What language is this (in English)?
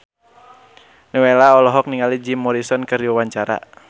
Sundanese